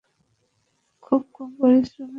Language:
Bangla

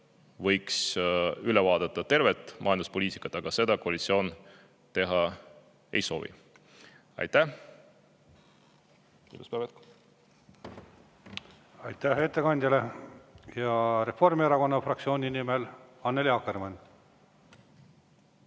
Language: Estonian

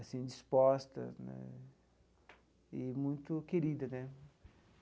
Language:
Portuguese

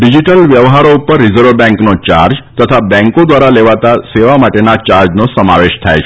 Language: Gujarati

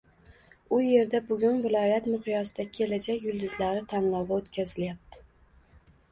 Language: Uzbek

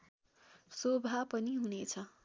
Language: Nepali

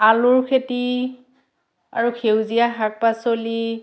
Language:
Assamese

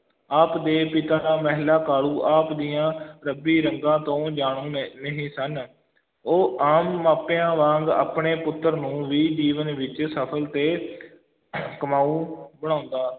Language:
Punjabi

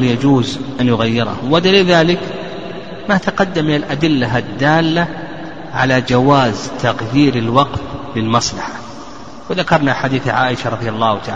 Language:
Arabic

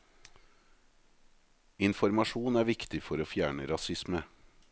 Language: Norwegian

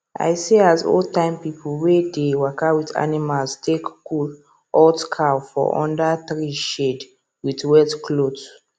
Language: Nigerian Pidgin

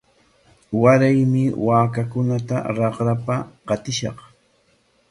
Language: Corongo Ancash Quechua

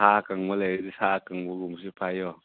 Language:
Manipuri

